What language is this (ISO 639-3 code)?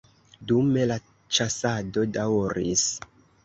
epo